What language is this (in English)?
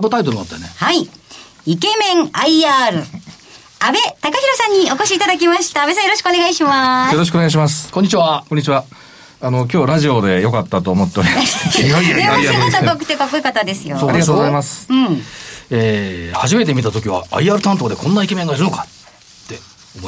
Japanese